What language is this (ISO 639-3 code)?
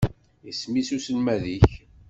kab